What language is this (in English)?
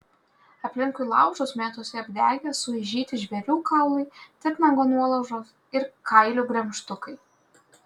Lithuanian